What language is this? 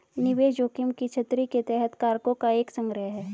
Hindi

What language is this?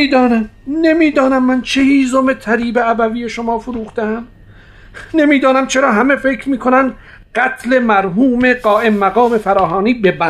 Persian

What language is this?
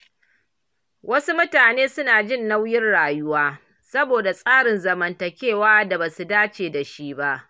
Hausa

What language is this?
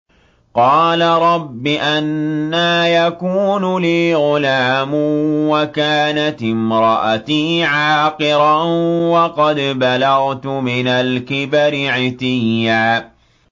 Arabic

